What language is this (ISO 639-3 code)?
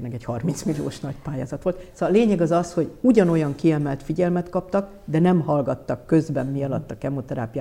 hun